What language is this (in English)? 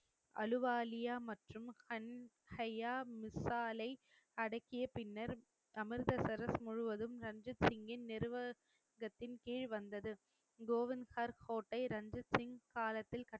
Tamil